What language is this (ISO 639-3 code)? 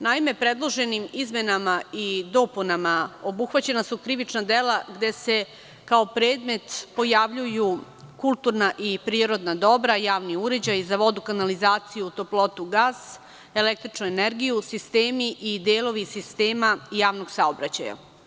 srp